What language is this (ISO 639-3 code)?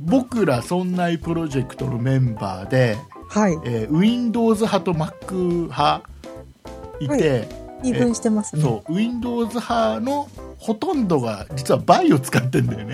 jpn